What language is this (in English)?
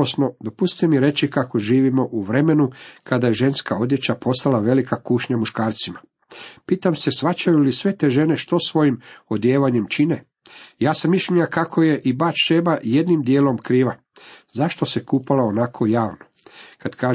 Croatian